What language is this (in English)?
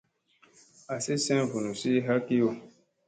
Musey